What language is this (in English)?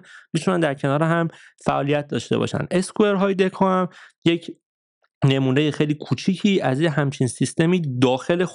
Persian